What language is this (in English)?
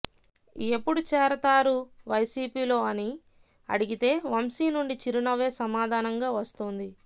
Telugu